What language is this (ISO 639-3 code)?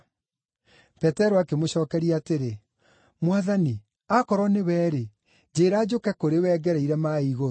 kik